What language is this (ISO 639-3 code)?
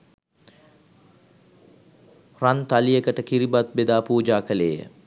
sin